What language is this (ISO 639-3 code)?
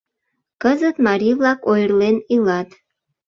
chm